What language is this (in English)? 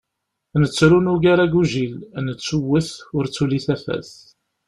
Kabyle